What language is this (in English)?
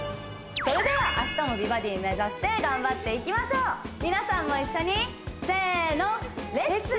Japanese